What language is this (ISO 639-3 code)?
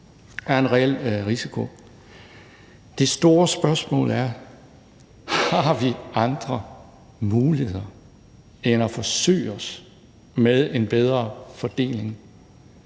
dan